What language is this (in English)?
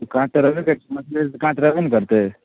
Maithili